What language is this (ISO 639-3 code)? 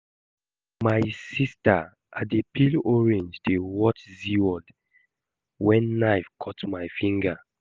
pcm